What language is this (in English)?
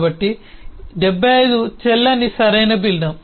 Telugu